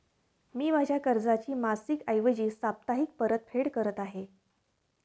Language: Marathi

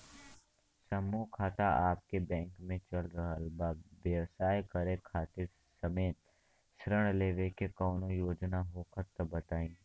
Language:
Bhojpuri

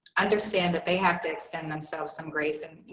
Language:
English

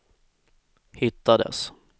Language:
Swedish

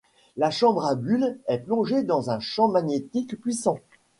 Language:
French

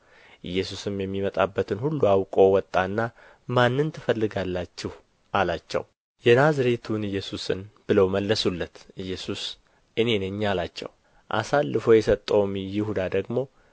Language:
Amharic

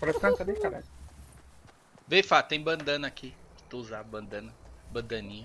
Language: Portuguese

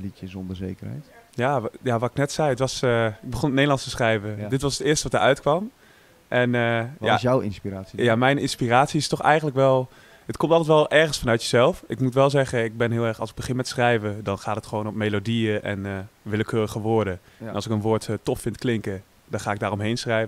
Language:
Dutch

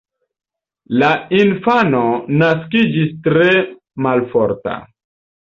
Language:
Esperanto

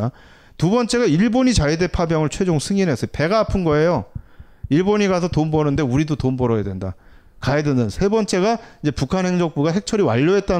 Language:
Korean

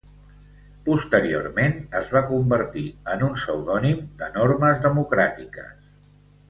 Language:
Catalan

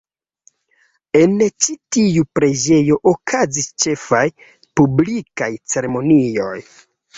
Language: Esperanto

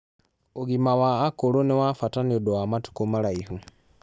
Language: Kikuyu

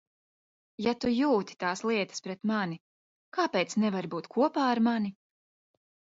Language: Latvian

